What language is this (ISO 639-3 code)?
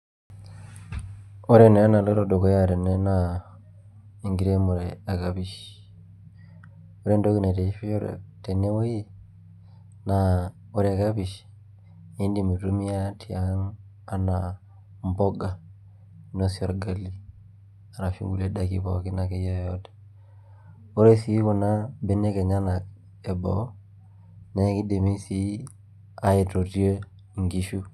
mas